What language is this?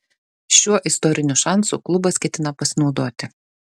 Lithuanian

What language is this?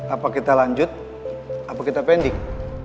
Indonesian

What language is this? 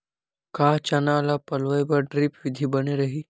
Chhattisgarhi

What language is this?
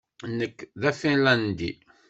Kabyle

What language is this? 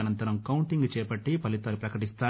Telugu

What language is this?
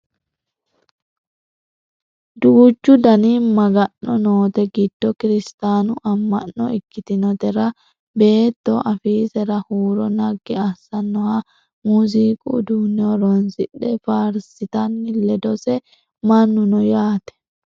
Sidamo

